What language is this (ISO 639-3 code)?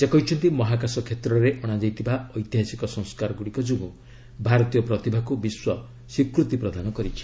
ori